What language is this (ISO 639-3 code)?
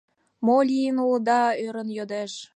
chm